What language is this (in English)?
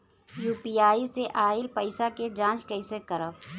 Bhojpuri